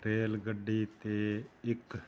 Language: Punjabi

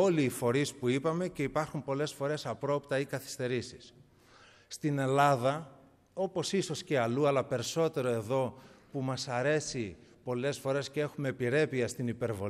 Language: Greek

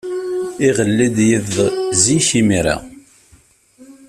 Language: Kabyle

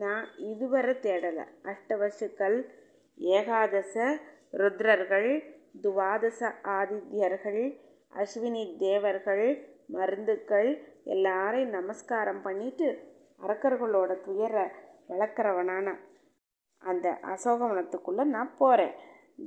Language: Tamil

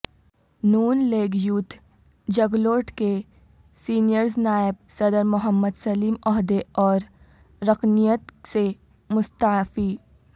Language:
Urdu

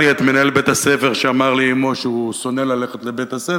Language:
Hebrew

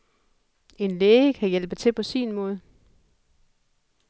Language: Danish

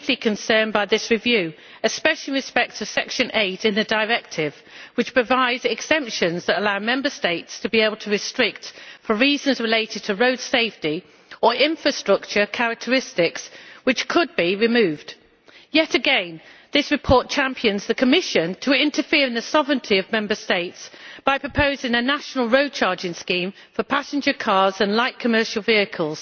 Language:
English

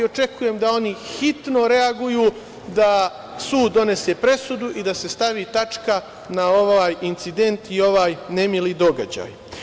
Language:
Serbian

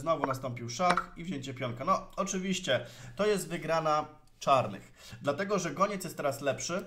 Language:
Polish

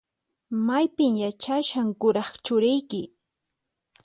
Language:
Puno Quechua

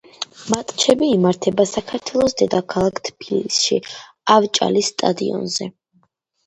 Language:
Georgian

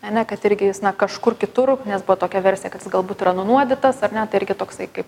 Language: Lithuanian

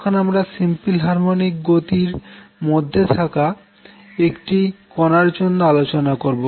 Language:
Bangla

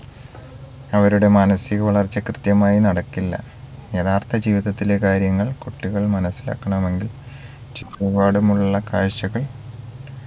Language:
Malayalam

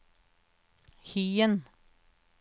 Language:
Norwegian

